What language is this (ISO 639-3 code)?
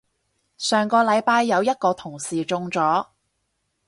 yue